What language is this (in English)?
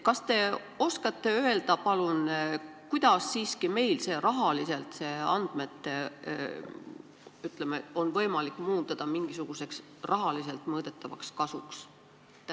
Estonian